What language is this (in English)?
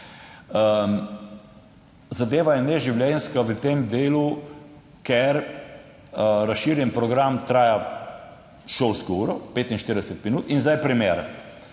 Slovenian